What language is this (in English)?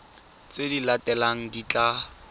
Tswana